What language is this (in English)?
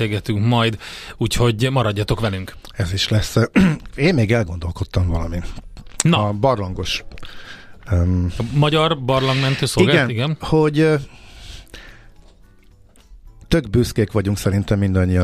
Hungarian